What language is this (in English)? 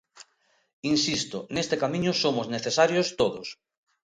Galician